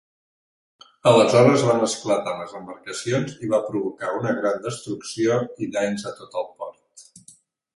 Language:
Catalan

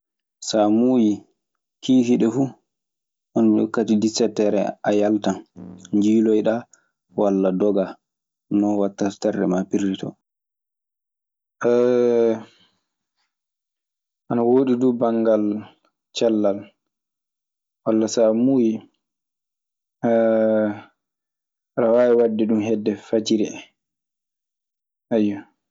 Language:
Maasina Fulfulde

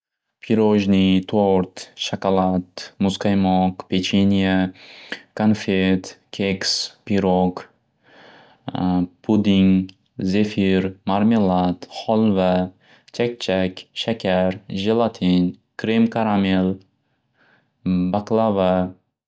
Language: Uzbek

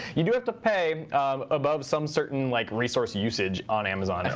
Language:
English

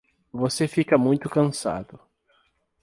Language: Portuguese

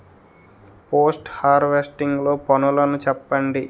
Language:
Telugu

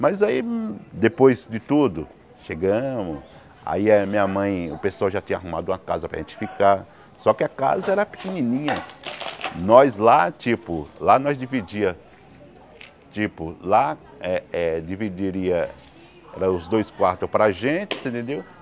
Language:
Portuguese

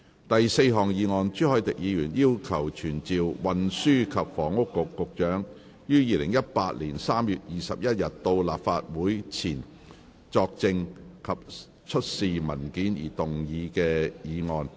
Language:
Cantonese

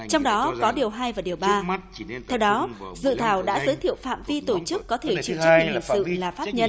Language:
Vietnamese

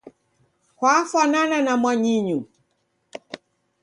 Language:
Taita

